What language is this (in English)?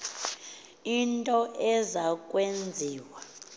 Xhosa